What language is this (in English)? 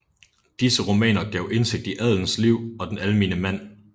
Danish